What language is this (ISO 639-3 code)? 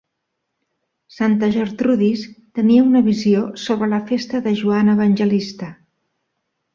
cat